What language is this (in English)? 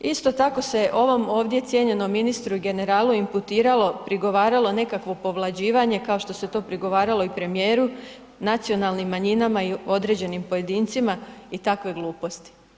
Croatian